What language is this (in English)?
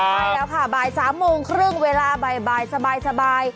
Thai